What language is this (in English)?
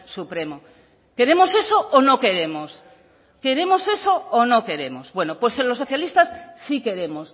Spanish